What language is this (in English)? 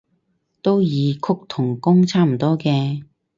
Cantonese